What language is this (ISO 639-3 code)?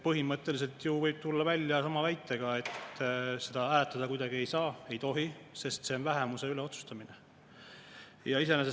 est